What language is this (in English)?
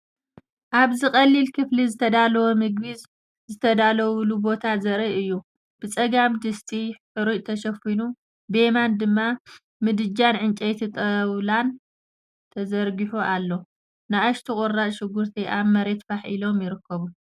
Tigrinya